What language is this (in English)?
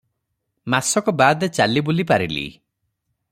Odia